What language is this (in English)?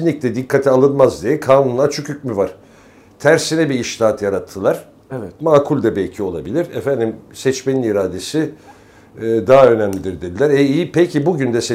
Turkish